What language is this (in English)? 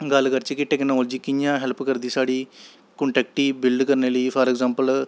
Dogri